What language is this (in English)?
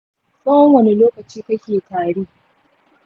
Hausa